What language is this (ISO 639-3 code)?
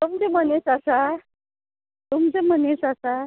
kok